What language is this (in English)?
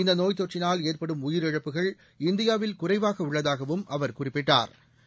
Tamil